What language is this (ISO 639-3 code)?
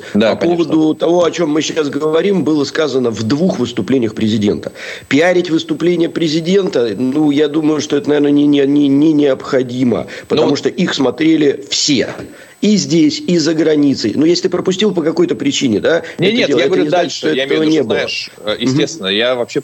rus